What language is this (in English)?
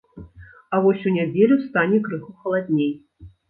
Belarusian